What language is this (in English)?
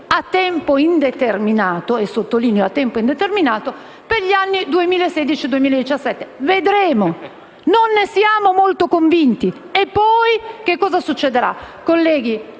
Italian